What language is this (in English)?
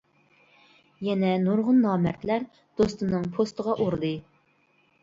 Uyghur